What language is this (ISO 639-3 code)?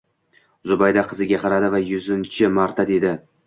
uzb